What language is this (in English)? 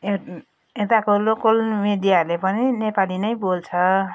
Nepali